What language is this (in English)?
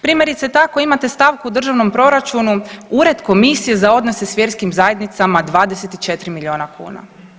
Croatian